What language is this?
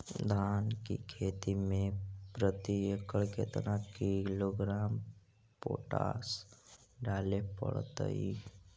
Magahi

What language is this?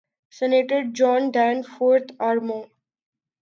Urdu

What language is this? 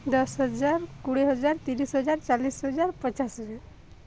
Odia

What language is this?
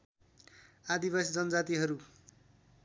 Nepali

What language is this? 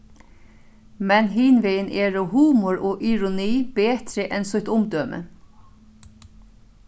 Faroese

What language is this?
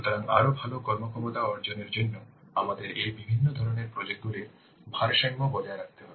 Bangla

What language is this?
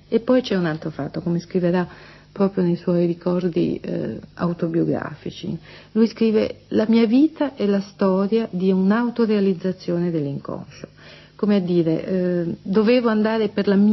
Italian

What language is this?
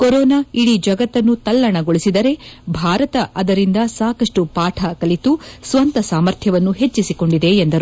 Kannada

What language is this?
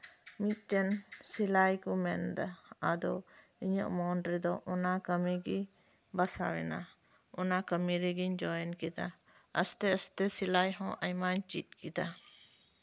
Santali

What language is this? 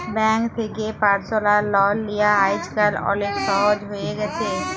Bangla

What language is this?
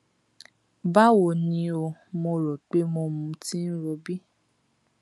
Yoruba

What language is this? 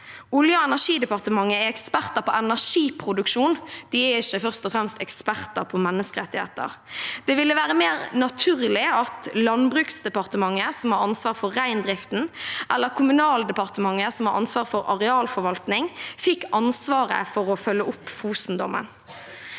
Norwegian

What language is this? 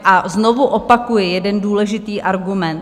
Czech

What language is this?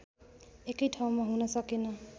Nepali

